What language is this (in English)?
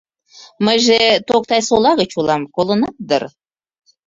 Mari